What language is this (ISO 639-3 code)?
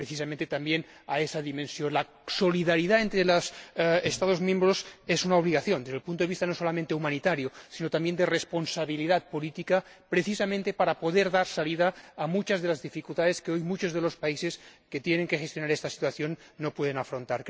spa